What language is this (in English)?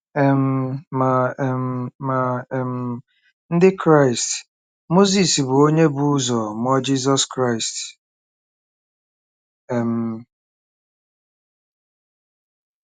Igbo